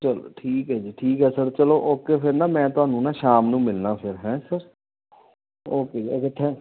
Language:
Punjabi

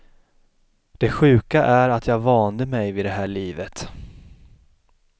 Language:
Swedish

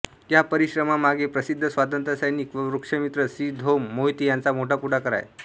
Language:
Marathi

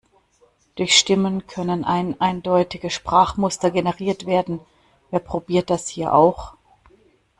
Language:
German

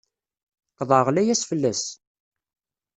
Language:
Kabyle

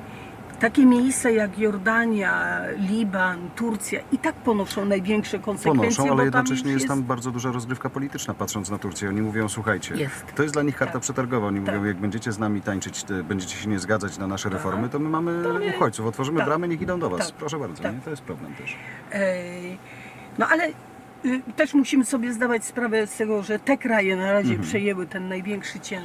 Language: Polish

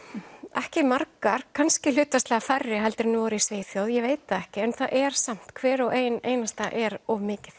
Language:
Icelandic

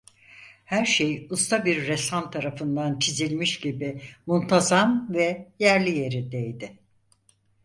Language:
Turkish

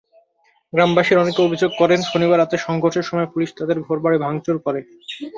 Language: Bangla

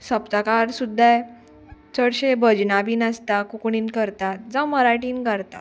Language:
Konkani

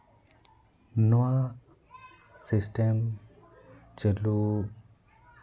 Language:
Santali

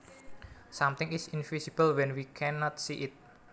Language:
Javanese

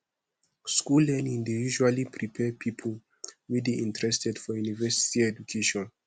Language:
Nigerian Pidgin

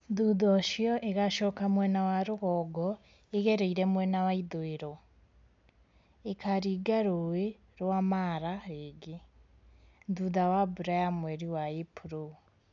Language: Kikuyu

